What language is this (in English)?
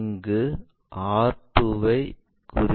Tamil